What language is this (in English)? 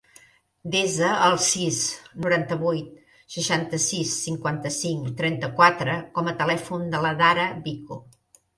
Catalan